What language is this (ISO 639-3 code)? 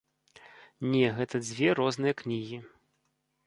bel